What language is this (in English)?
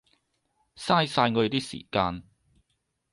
Cantonese